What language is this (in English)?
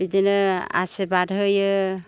Bodo